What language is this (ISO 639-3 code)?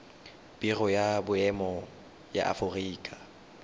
tsn